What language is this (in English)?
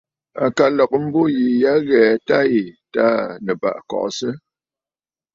Bafut